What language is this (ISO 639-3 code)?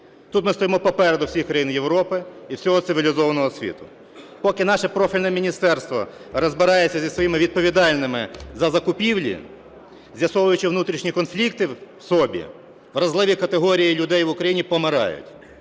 ukr